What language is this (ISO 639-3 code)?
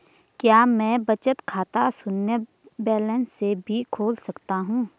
hin